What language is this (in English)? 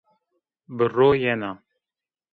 Zaza